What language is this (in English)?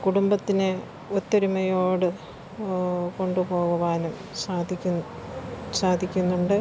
Malayalam